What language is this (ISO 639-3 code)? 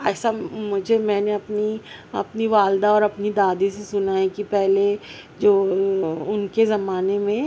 urd